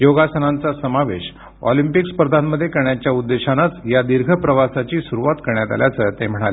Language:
Marathi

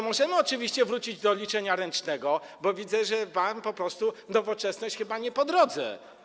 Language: Polish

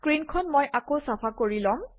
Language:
Assamese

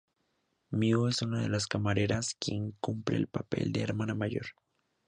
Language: Spanish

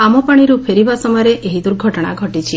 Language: Odia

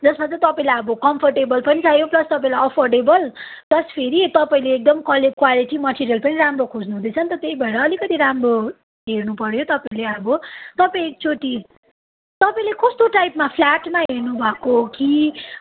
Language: Nepali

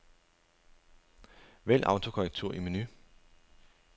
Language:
Danish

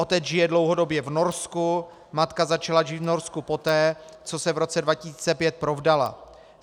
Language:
Czech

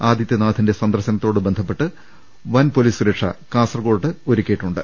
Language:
Malayalam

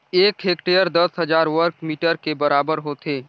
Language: Chhattisgarhi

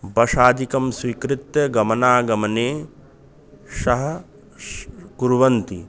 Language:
Sanskrit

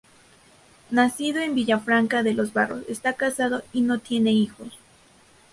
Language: Spanish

